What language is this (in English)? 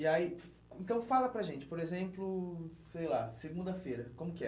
Portuguese